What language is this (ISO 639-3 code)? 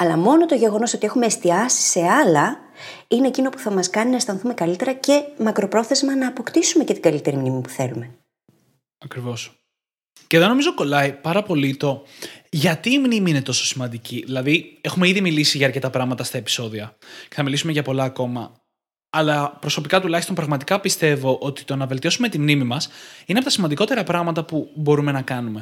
ell